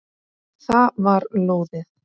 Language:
Icelandic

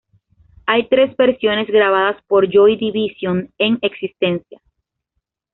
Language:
Spanish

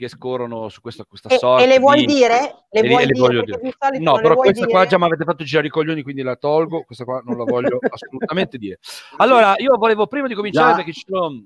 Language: Italian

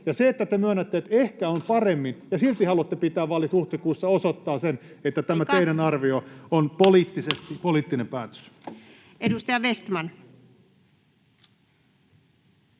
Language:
Finnish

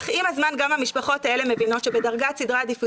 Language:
Hebrew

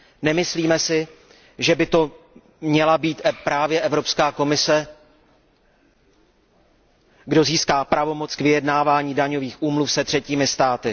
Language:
Czech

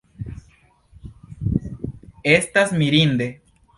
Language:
Esperanto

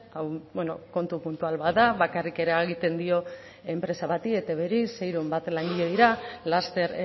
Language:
Basque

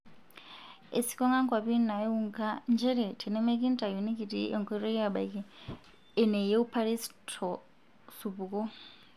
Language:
Masai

